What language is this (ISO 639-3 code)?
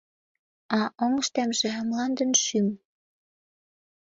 chm